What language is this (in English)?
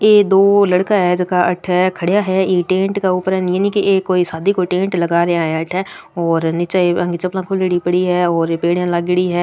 Rajasthani